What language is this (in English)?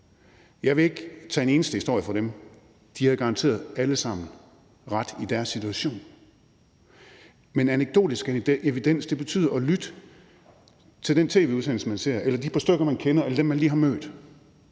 Danish